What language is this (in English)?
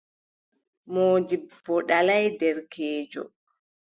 Adamawa Fulfulde